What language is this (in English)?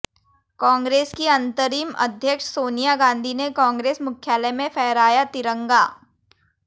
Hindi